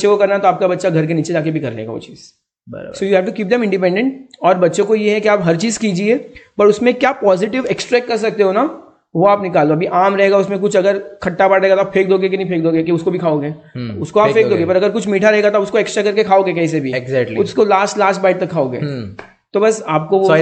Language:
Hindi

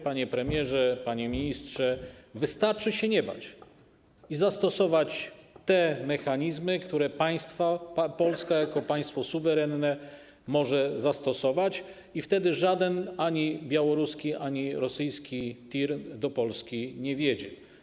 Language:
Polish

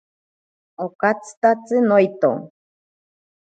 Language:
Ashéninka Perené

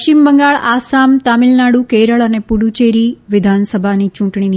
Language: Gujarati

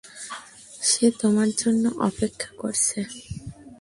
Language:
Bangla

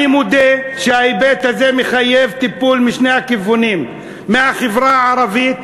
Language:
Hebrew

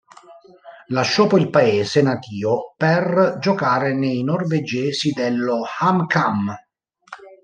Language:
Italian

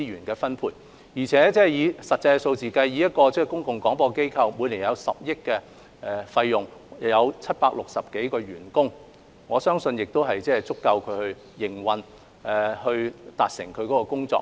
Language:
Cantonese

